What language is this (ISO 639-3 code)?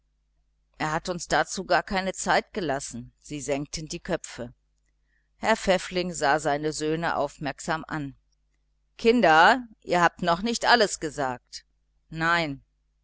deu